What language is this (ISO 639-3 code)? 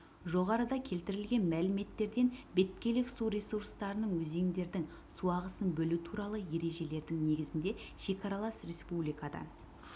kaz